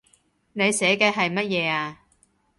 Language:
Cantonese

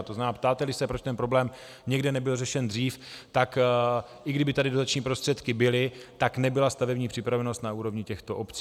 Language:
Czech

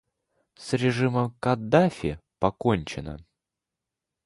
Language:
Russian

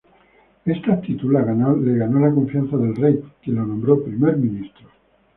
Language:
Spanish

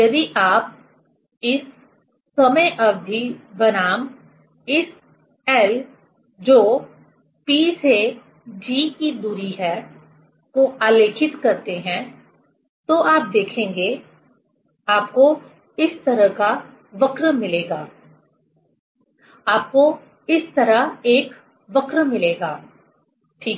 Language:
Hindi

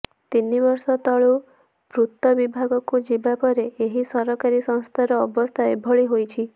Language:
Odia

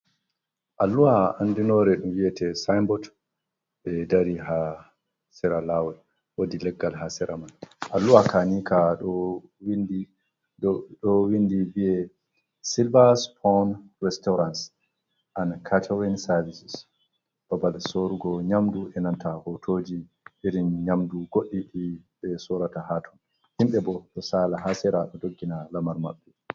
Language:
Fula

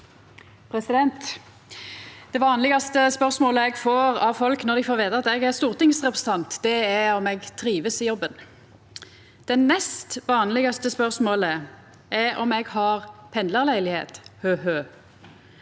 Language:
Norwegian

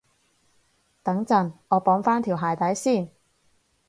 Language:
Cantonese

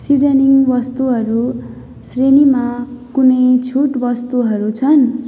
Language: Nepali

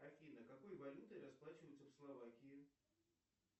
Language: Russian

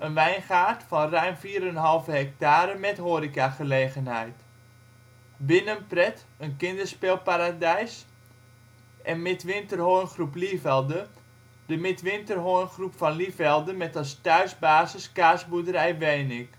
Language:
Dutch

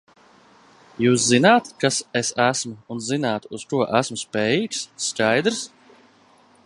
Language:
Latvian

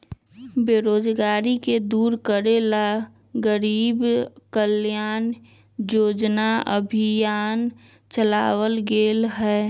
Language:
Magahi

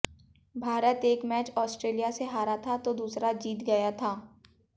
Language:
Hindi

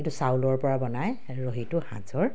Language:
Assamese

